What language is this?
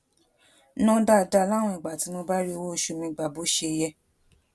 Yoruba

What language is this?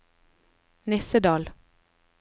Norwegian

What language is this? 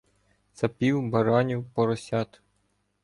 Ukrainian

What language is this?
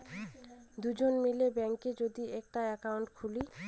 Bangla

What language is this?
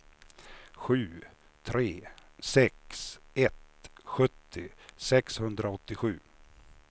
Swedish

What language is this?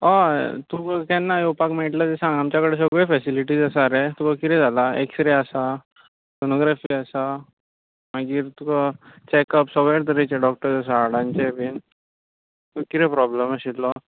Konkani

